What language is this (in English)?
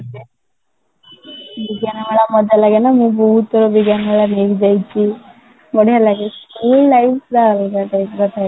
Odia